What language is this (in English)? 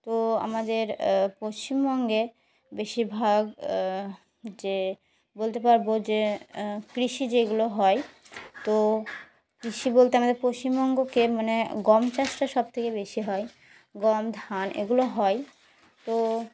Bangla